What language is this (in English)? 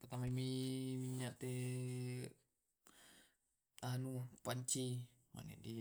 Tae'